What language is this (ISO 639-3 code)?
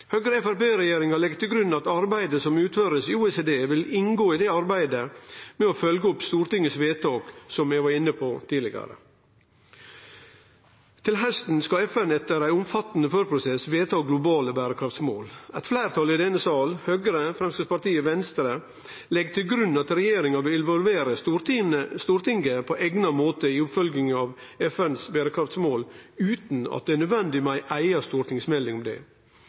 nno